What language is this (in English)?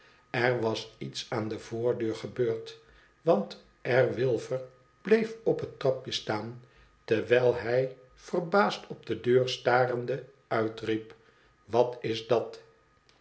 Dutch